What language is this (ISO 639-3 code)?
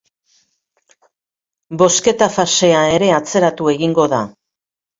eus